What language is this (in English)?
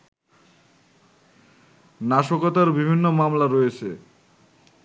Bangla